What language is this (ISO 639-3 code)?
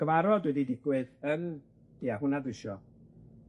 cym